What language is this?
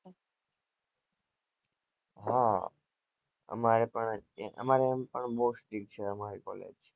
Gujarati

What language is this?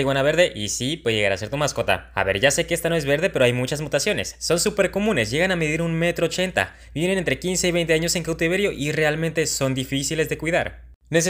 Spanish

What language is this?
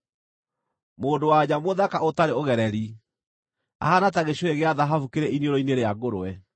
Kikuyu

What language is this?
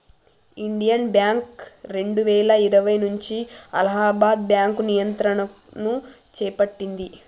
Telugu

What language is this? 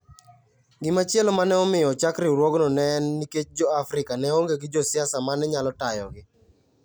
Luo (Kenya and Tanzania)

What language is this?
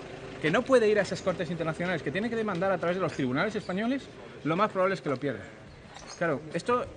Spanish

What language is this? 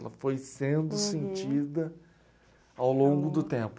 Portuguese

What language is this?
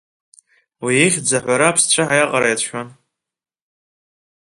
Abkhazian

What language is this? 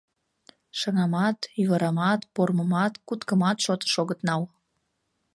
Mari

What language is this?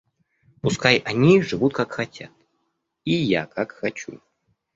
Russian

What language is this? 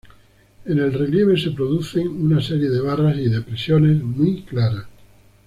Spanish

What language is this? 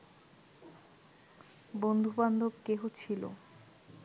Bangla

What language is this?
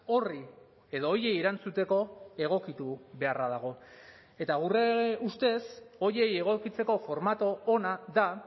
Basque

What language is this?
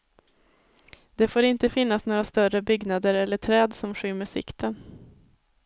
Swedish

